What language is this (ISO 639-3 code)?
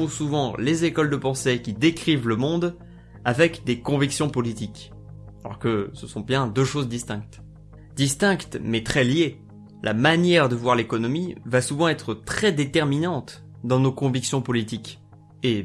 fra